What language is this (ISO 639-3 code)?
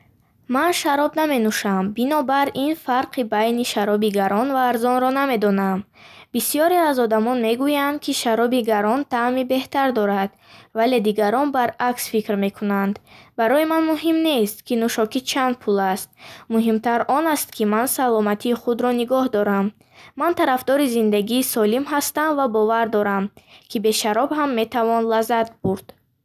bhh